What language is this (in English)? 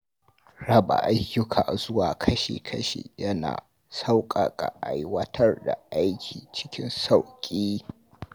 Hausa